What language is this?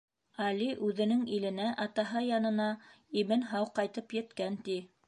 Bashkir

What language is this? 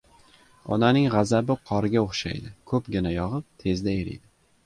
Uzbek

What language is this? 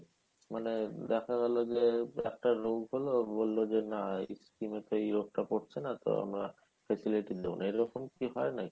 Bangla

